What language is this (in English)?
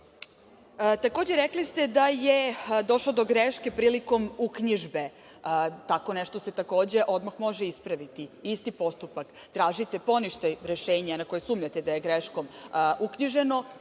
Serbian